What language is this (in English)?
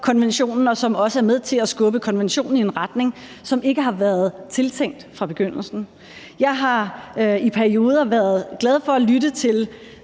Danish